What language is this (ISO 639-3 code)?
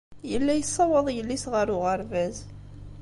kab